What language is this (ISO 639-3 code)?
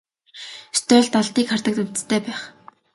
mon